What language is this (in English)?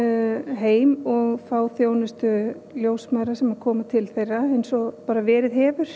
Icelandic